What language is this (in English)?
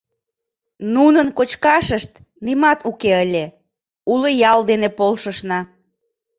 Mari